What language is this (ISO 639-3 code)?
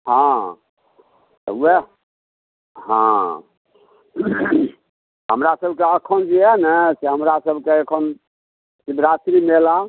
mai